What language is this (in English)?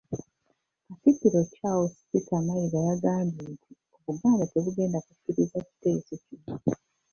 Ganda